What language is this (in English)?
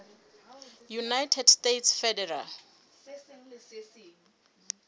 Southern Sotho